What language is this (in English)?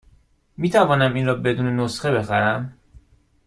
Persian